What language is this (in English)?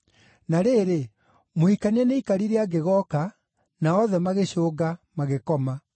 Kikuyu